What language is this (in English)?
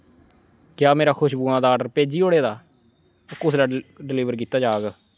Dogri